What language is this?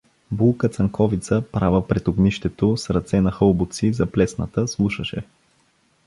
Bulgarian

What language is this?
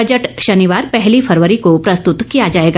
Hindi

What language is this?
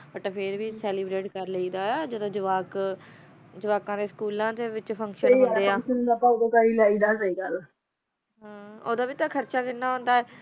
Punjabi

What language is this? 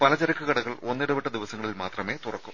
Malayalam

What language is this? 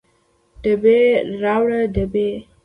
Pashto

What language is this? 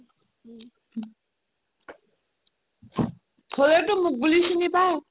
Assamese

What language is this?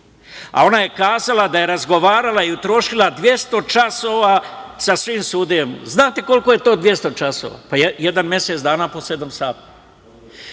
Serbian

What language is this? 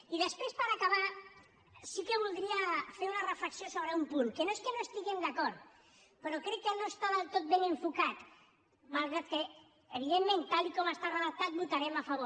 Catalan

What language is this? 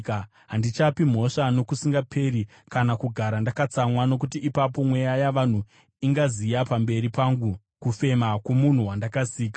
Shona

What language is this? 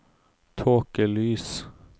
Norwegian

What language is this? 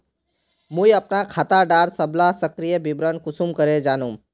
Magahi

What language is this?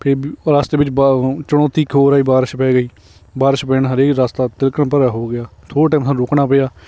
Punjabi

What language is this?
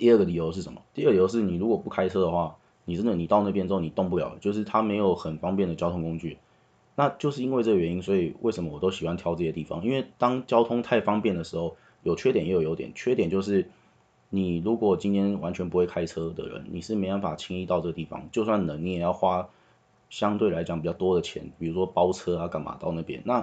Chinese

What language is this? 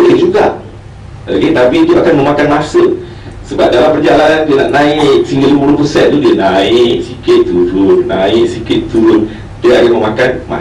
Malay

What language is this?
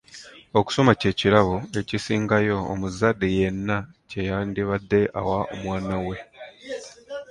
Ganda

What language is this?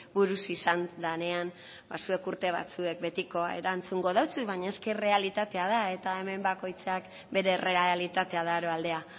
Basque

